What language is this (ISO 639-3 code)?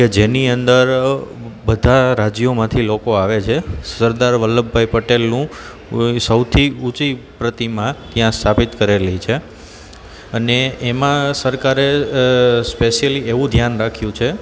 guj